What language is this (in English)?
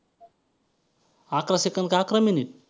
Marathi